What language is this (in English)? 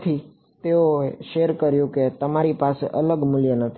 Gujarati